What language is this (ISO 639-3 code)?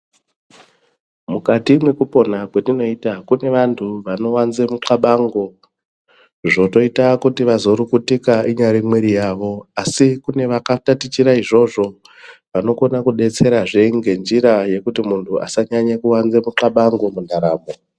ndc